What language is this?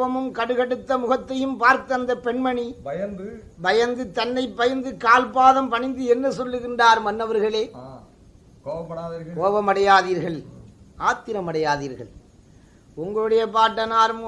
Tamil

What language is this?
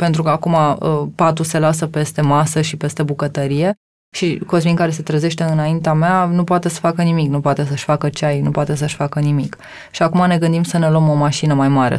Romanian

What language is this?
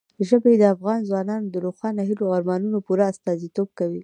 Pashto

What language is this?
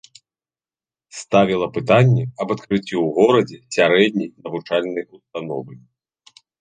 Belarusian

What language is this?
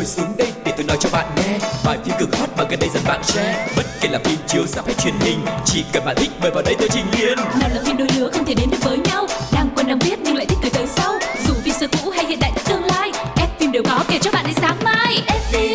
Vietnamese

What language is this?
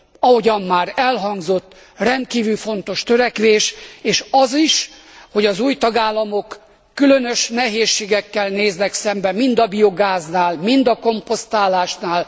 Hungarian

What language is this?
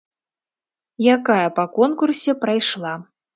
Belarusian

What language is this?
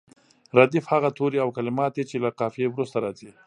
Pashto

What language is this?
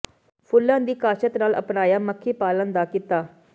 Punjabi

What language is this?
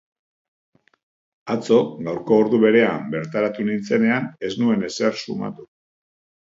Basque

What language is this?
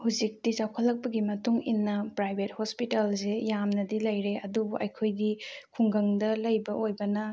Manipuri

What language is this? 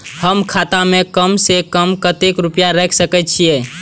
Maithili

